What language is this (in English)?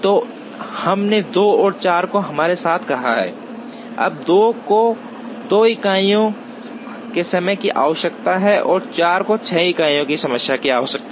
Hindi